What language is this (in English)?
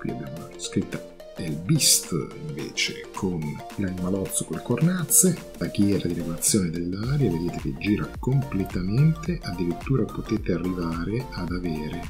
Italian